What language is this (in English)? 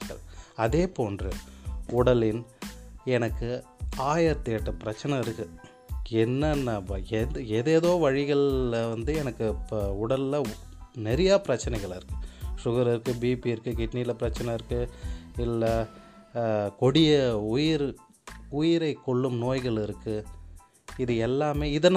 Tamil